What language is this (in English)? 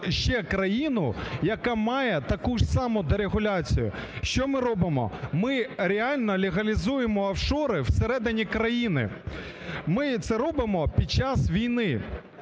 Ukrainian